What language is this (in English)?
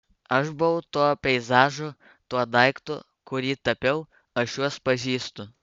Lithuanian